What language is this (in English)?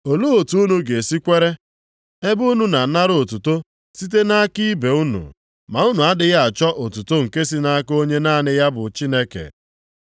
Igbo